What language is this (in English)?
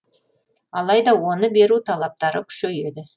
Kazakh